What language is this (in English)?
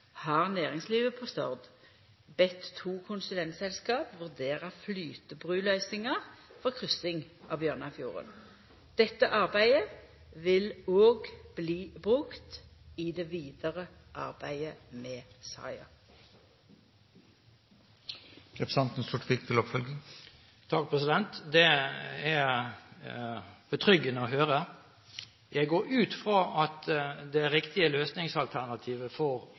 Norwegian